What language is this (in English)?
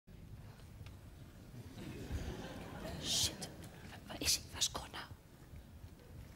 Dutch